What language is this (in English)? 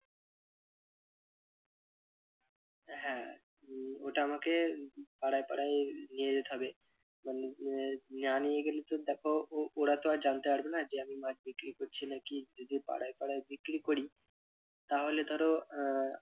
Bangla